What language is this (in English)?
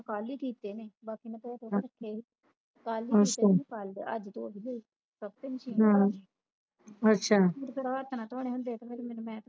Punjabi